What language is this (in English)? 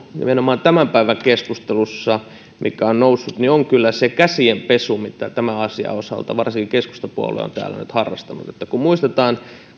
Finnish